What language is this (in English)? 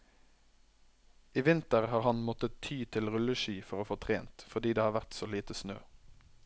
Norwegian